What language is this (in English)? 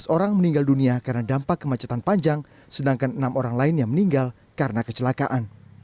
Indonesian